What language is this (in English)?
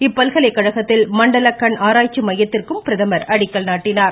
Tamil